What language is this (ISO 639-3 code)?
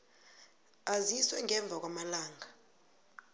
nbl